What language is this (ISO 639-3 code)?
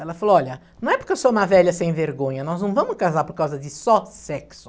por